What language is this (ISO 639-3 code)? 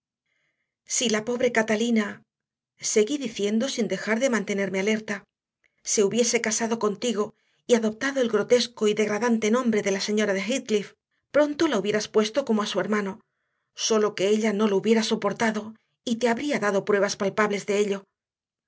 spa